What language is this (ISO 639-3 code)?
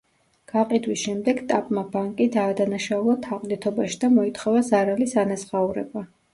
kat